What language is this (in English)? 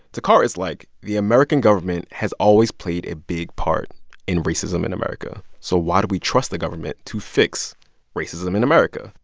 English